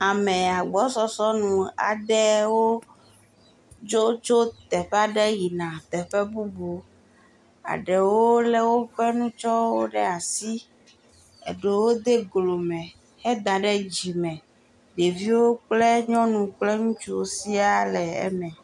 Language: Ewe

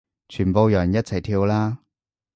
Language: Cantonese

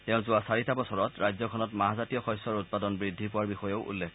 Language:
Assamese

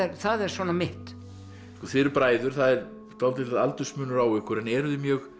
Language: Icelandic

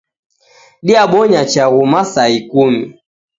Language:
Taita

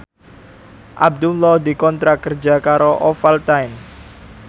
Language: Javanese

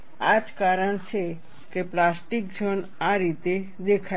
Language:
Gujarati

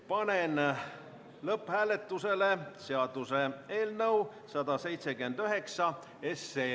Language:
Estonian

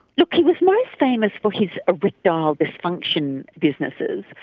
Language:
English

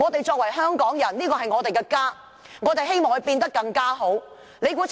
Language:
Cantonese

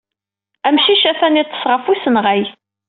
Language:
Kabyle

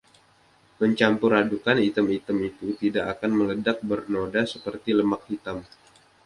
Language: Indonesian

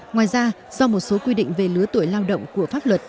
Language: Vietnamese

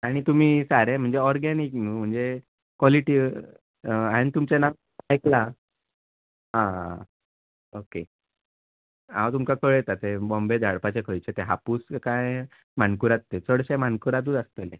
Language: Konkani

